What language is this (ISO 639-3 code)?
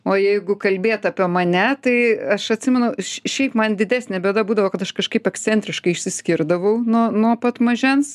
lit